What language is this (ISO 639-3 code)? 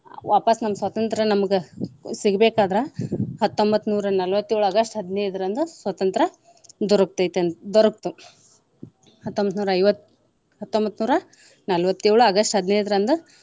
kan